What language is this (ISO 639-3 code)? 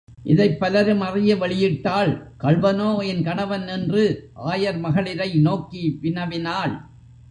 tam